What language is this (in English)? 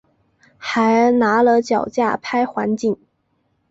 Chinese